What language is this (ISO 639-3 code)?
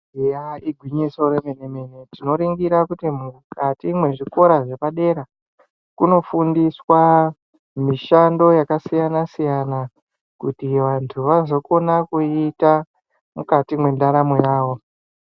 ndc